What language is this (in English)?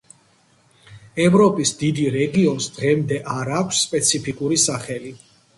Georgian